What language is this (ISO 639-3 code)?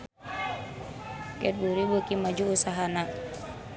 sun